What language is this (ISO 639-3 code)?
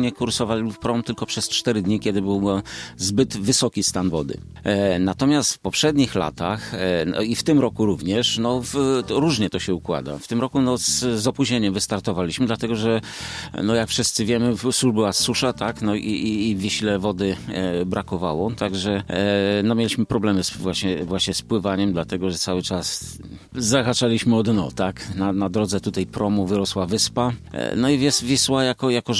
pol